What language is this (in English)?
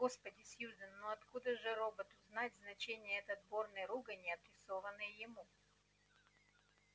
Russian